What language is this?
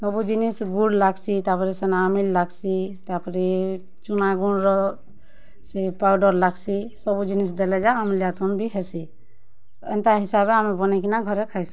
Odia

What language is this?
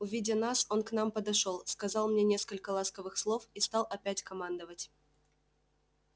Russian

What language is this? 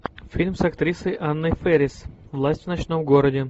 Russian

